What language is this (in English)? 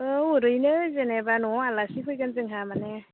Bodo